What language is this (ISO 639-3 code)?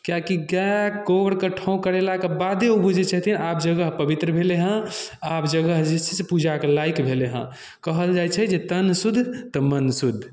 mai